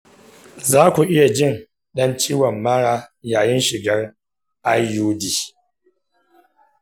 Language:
Hausa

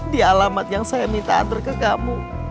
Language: Indonesian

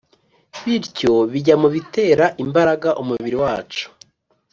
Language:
Kinyarwanda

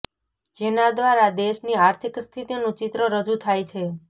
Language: Gujarati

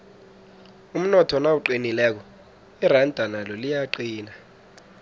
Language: South Ndebele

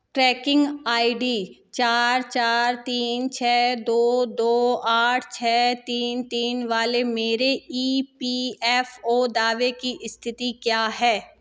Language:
Hindi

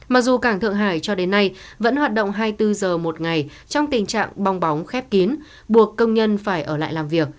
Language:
Vietnamese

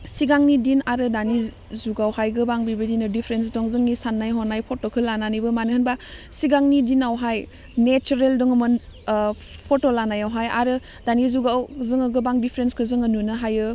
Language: Bodo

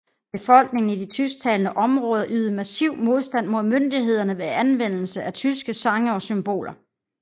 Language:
Danish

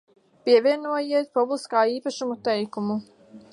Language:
Latvian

